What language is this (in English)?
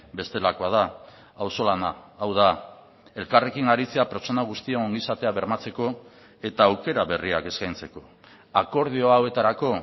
Basque